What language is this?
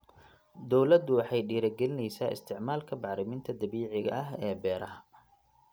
Somali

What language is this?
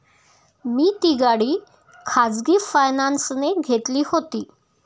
Marathi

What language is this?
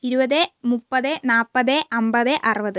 Malayalam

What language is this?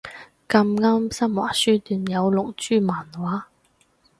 Cantonese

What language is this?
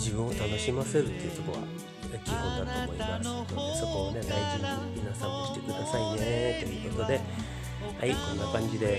Japanese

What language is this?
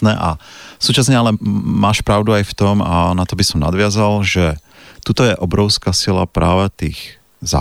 Slovak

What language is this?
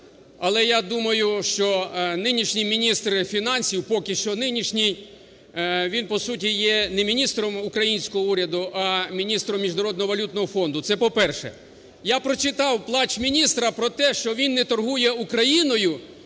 Ukrainian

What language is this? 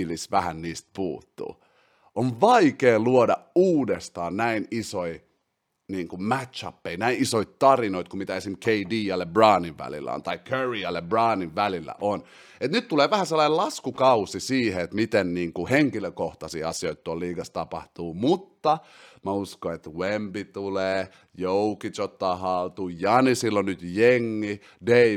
Finnish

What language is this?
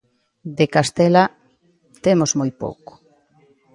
Galician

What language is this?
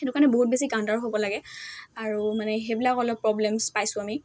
Assamese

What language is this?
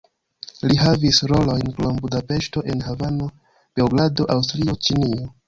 Esperanto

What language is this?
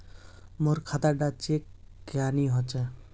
Magahi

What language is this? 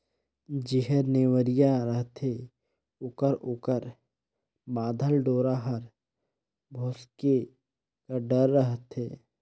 Chhattisgarhi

